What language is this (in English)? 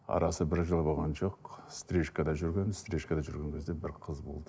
Kazakh